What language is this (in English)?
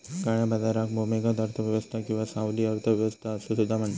Marathi